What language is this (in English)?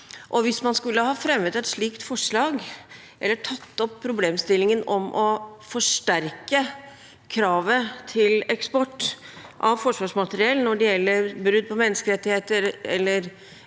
Norwegian